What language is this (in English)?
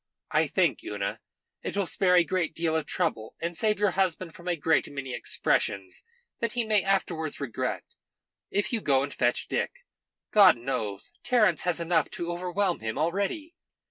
English